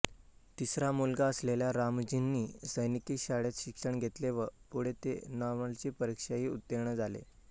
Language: Marathi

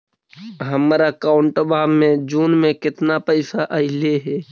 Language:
Magahi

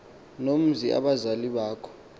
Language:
Xhosa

